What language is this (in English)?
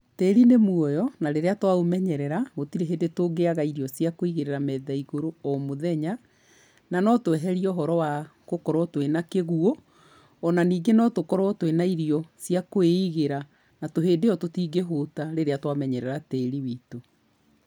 Kikuyu